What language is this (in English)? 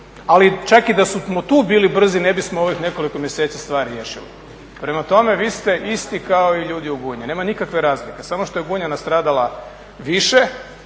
Croatian